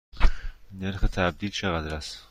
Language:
Persian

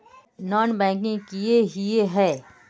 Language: Magahi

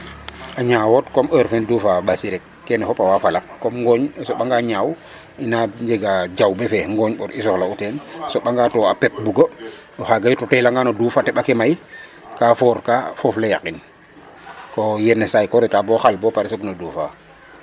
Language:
Serer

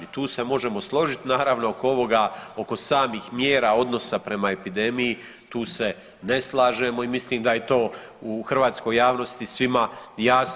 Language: Croatian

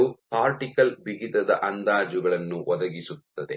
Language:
Kannada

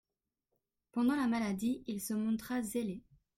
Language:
French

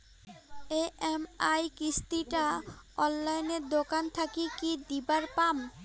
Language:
Bangla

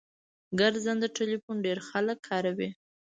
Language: Pashto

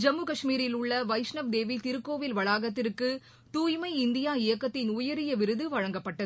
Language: Tamil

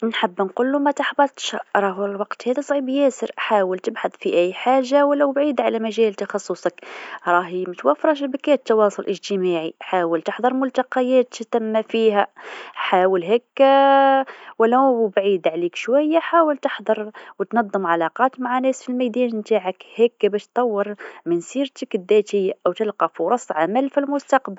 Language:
Tunisian Arabic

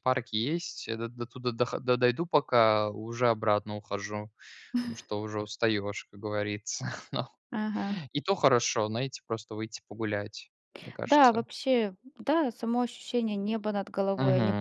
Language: Russian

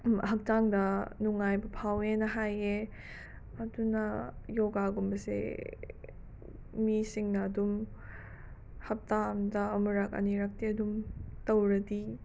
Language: Manipuri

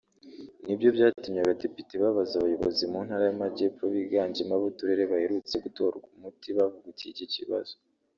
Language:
Kinyarwanda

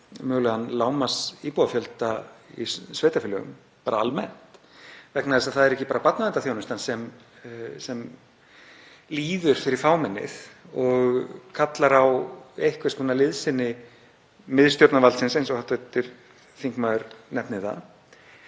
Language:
Icelandic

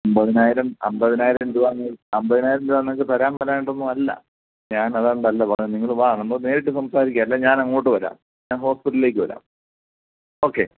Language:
Malayalam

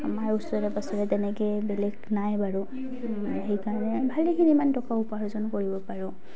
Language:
Assamese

